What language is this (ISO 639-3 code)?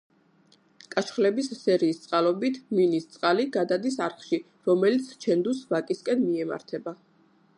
kat